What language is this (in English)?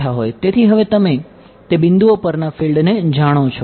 Gujarati